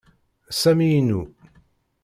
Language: Kabyle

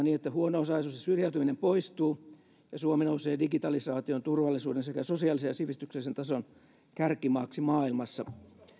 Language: Finnish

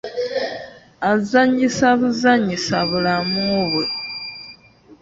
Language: Ganda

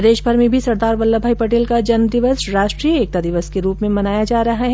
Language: Hindi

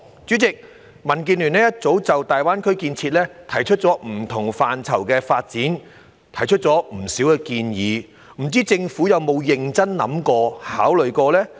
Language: Cantonese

